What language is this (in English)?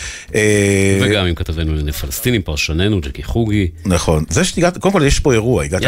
Hebrew